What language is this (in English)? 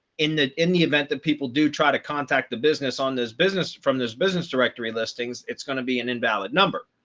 English